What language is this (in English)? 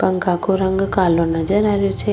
Rajasthani